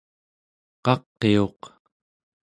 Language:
Central Yupik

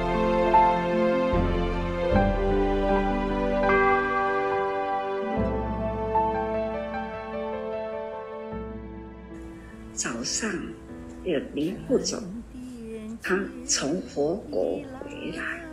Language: Chinese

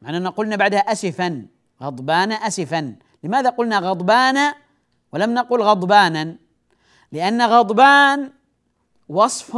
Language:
Arabic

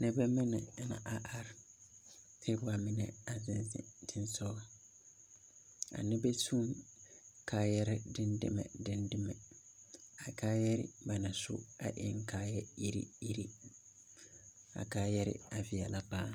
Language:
Southern Dagaare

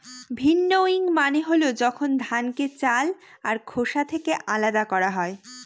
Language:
Bangla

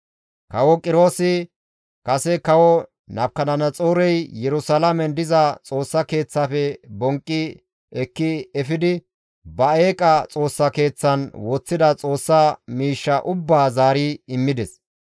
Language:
Gamo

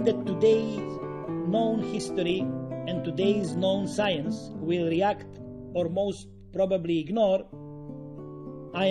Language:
English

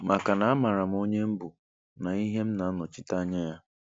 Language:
Igbo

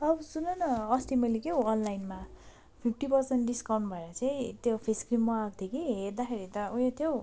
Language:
Nepali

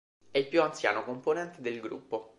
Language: Italian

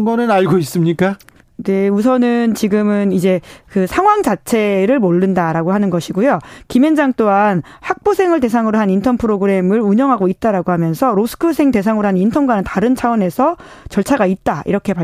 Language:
Korean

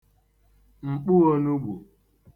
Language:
Igbo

